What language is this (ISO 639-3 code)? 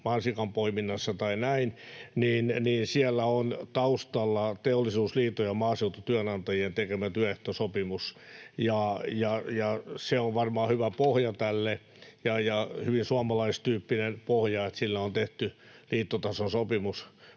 fin